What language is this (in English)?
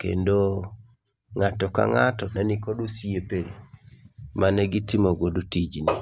Luo (Kenya and Tanzania)